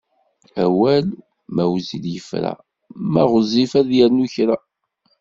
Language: Kabyle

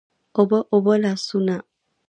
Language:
Pashto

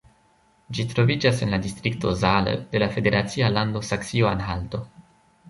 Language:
Esperanto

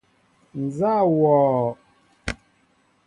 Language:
Mbo (Cameroon)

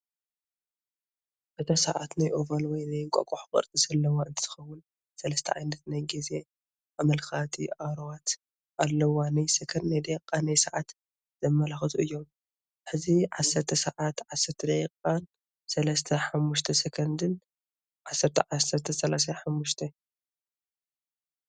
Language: Tigrinya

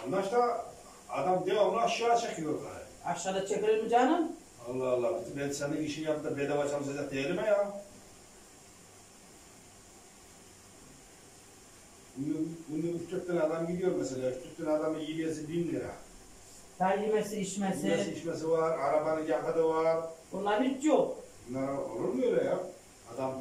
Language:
Turkish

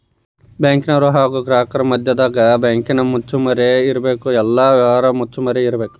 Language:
Kannada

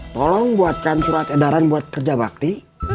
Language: Indonesian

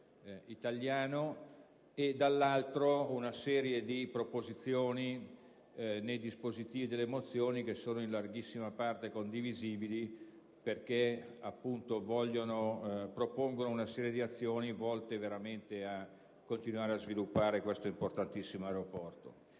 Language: Italian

